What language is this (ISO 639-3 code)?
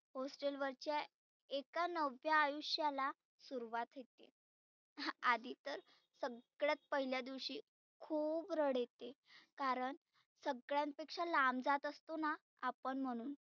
mar